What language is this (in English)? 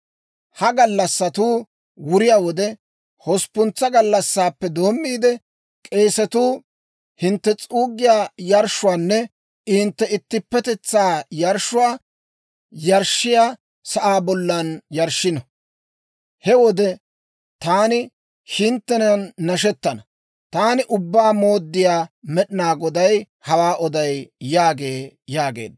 Dawro